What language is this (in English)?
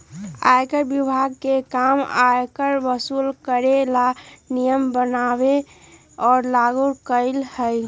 Magahi